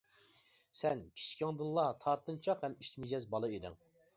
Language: Uyghur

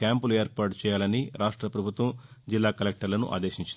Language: Telugu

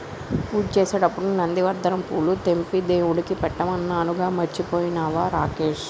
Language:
Telugu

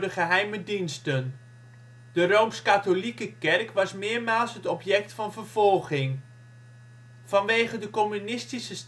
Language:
Dutch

